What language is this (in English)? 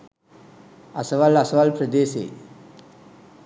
Sinhala